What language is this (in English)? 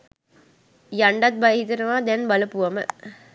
Sinhala